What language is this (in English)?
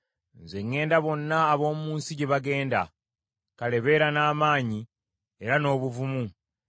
Ganda